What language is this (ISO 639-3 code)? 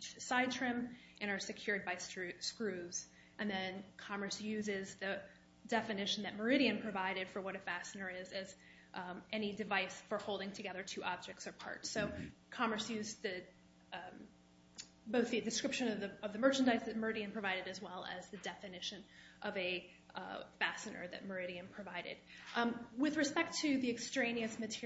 eng